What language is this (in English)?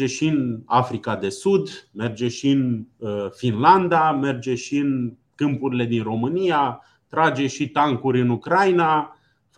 Romanian